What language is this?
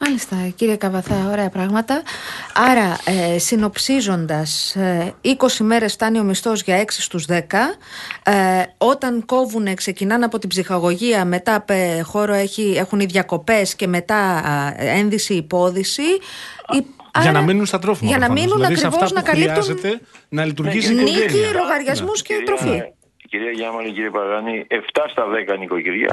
Greek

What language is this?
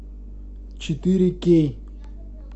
Russian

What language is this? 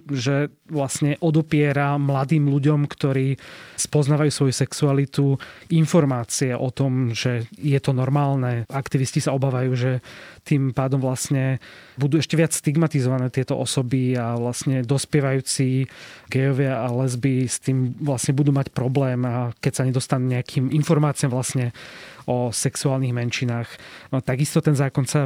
Slovak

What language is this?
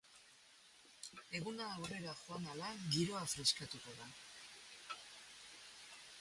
Basque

